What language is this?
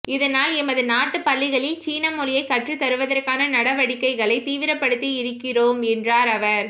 Tamil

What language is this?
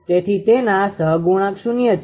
Gujarati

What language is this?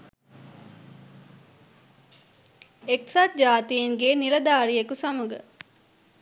Sinhala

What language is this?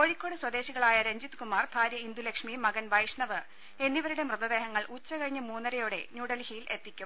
Malayalam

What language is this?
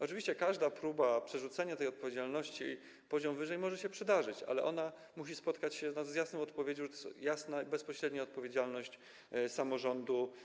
Polish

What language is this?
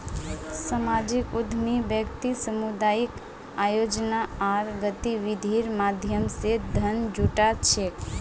Magahi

